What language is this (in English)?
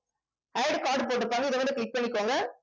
Tamil